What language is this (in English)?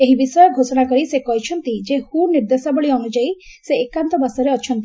Odia